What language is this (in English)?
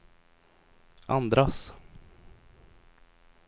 Swedish